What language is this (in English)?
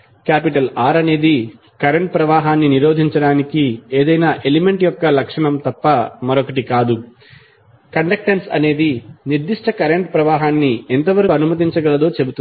Telugu